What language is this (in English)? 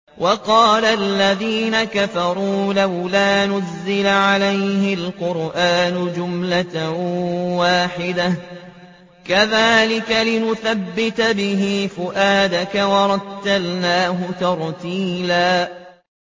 Arabic